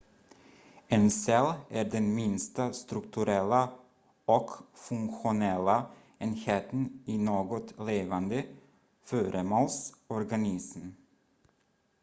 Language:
Swedish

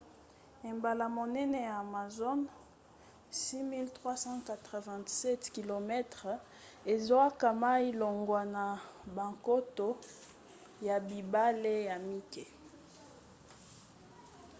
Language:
Lingala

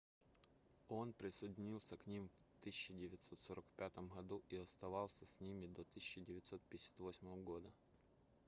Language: Russian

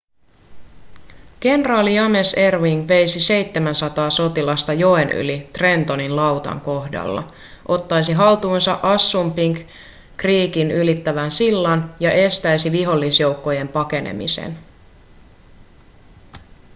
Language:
Finnish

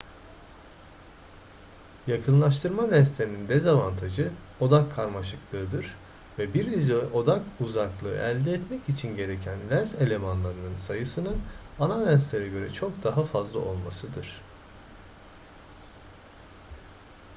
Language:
Turkish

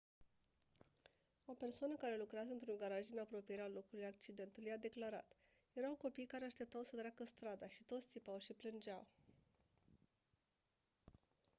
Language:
Romanian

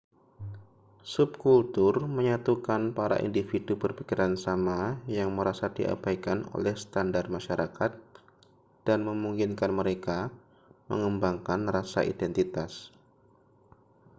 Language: Indonesian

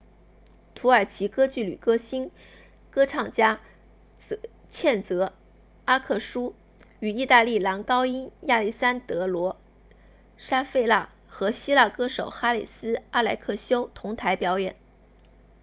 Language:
Chinese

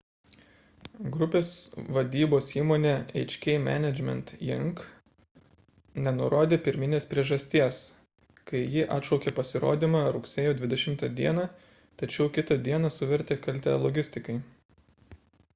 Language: Lithuanian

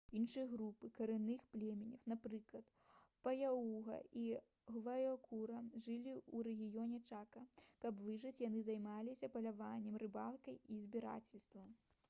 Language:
Belarusian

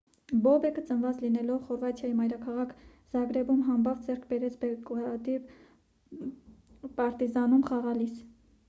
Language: Armenian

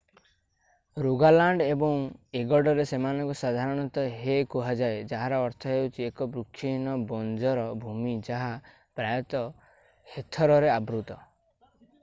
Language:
Odia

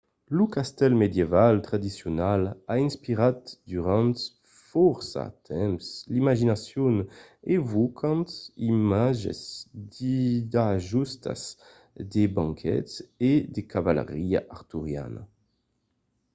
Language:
Occitan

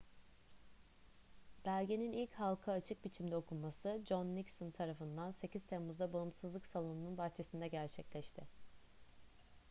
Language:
Turkish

